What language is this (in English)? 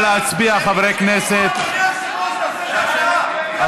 Hebrew